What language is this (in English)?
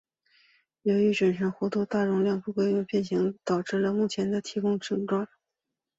Chinese